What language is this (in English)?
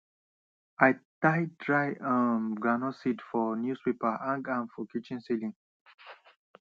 Nigerian Pidgin